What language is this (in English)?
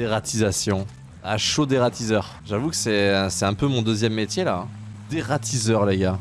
French